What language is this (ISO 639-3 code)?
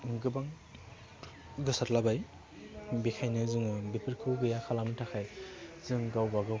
brx